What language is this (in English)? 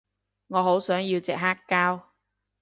Cantonese